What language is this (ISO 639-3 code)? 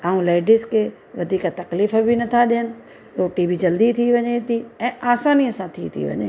snd